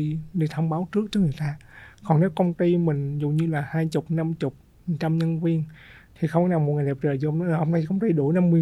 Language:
Vietnamese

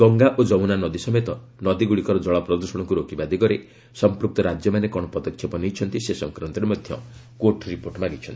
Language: Odia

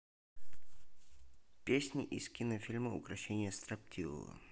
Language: Russian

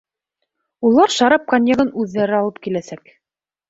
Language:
Bashkir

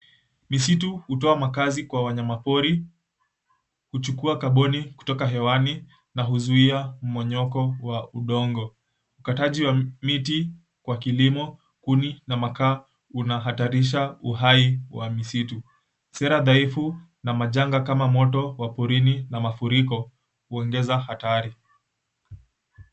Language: Swahili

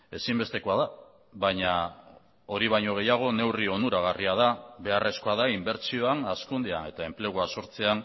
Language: Basque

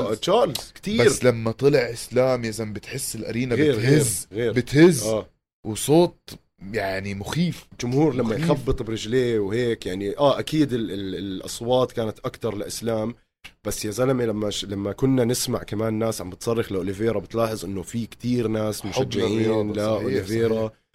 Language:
Arabic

